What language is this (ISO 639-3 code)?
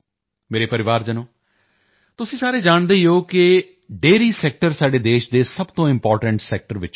pan